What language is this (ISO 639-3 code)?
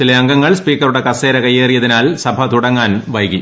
mal